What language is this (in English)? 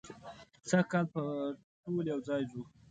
Pashto